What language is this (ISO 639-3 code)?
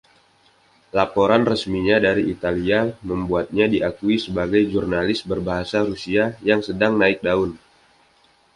ind